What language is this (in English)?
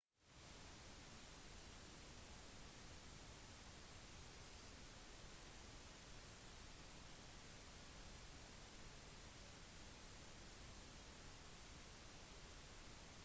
Norwegian Bokmål